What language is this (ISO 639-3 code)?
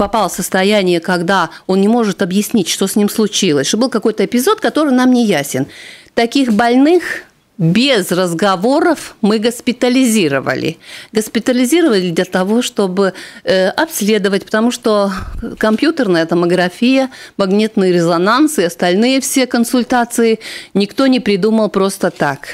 rus